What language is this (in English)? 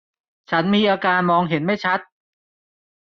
Thai